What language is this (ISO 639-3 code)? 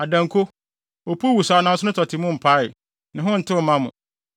aka